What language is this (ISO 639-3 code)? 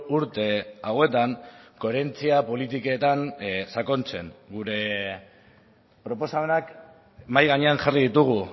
eus